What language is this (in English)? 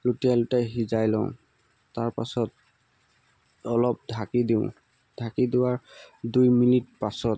Assamese